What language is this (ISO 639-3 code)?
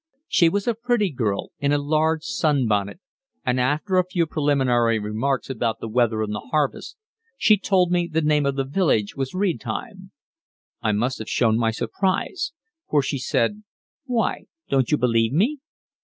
eng